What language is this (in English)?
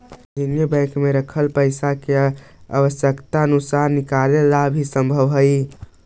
Magahi